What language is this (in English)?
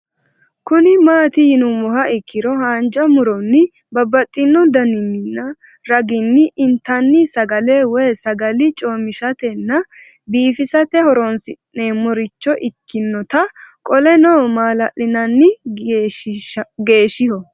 Sidamo